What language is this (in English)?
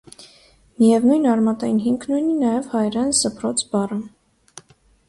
Armenian